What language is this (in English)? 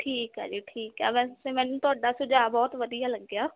Punjabi